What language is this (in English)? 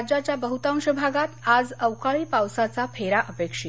Marathi